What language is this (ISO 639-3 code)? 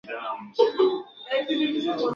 swa